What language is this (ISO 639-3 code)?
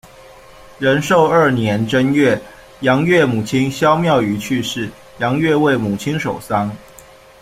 zho